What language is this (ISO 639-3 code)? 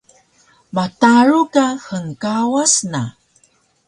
trv